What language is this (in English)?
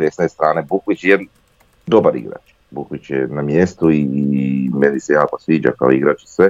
Croatian